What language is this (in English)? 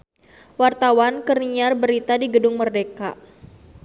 Sundanese